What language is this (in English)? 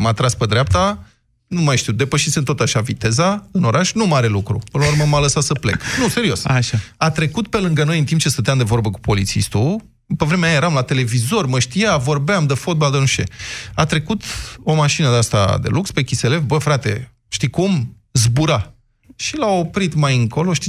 Romanian